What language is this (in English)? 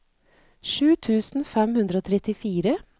Norwegian